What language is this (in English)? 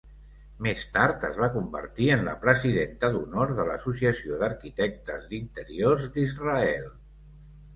Catalan